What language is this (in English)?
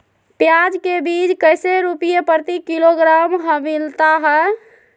Magahi